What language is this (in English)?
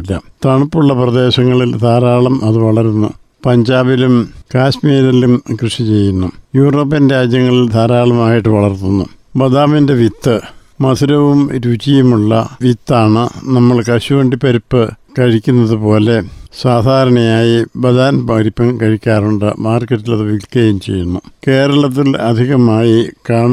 Malayalam